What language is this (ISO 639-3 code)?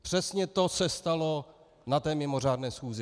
ces